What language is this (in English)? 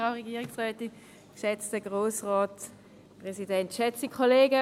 Swiss German